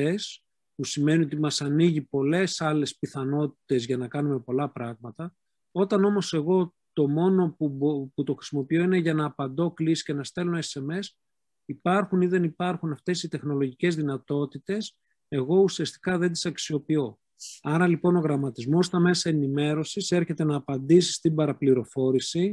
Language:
Greek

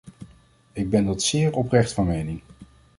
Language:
Dutch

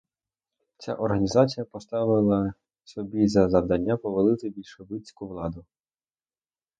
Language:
Ukrainian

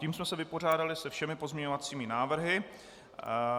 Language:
Czech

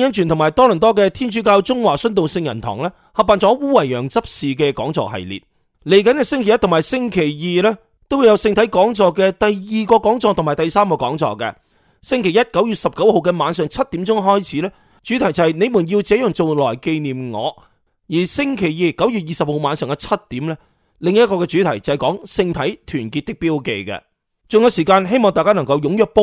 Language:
Chinese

